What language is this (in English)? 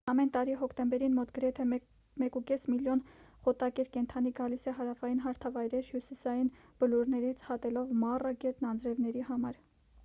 Armenian